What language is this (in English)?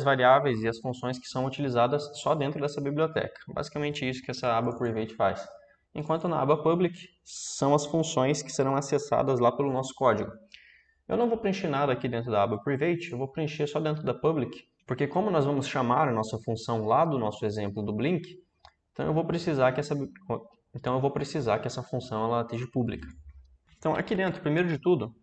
Portuguese